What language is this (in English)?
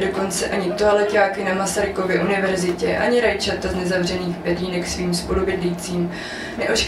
Czech